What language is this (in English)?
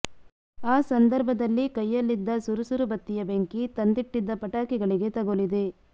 Kannada